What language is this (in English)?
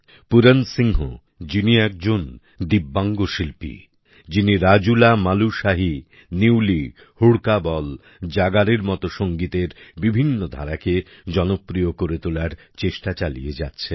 Bangla